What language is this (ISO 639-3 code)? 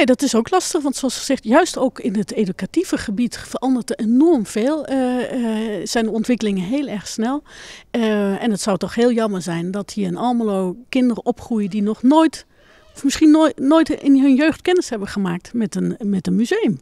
nld